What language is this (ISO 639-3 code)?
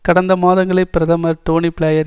tam